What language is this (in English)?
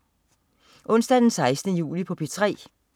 Danish